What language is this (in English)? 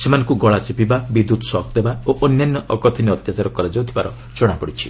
Odia